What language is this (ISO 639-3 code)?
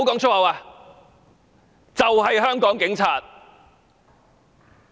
yue